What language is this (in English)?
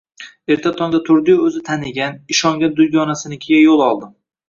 Uzbek